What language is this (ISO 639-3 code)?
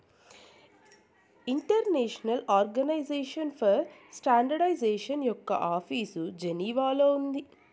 tel